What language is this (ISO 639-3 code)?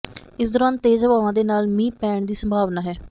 pan